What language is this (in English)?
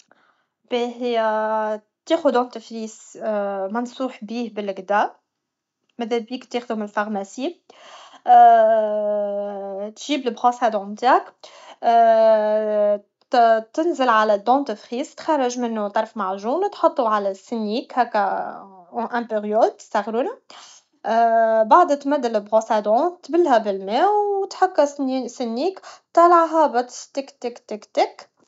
Tunisian Arabic